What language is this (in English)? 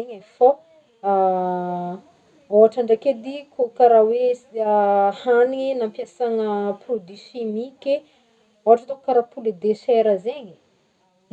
Northern Betsimisaraka Malagasy